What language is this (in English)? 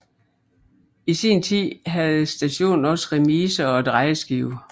Danish